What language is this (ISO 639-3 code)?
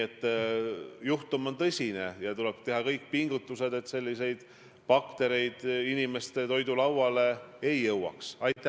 est